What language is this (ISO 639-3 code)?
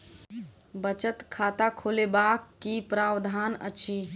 mai